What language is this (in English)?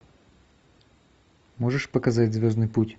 Russian